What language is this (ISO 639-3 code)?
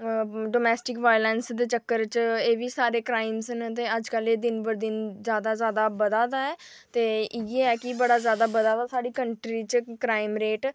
doi